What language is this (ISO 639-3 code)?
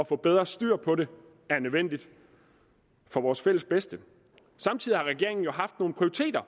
dan